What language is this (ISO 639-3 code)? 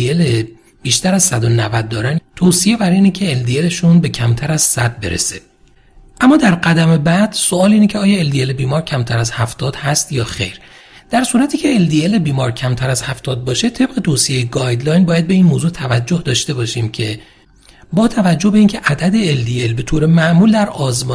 fas